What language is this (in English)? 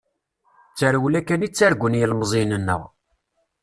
Kabyle